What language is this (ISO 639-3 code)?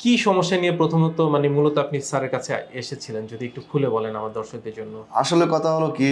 eng